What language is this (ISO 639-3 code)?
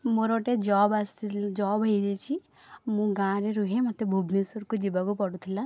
ori